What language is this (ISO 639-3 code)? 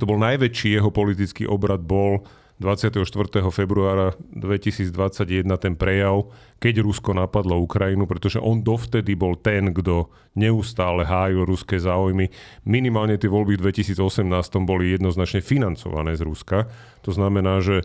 slk